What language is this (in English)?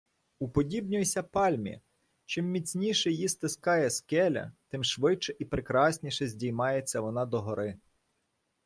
Ukrainian